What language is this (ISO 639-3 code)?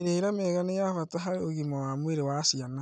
kik